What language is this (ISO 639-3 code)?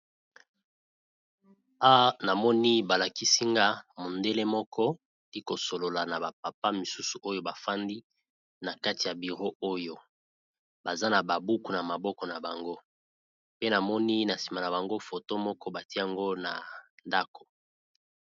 lin